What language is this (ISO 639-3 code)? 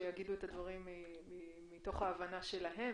heb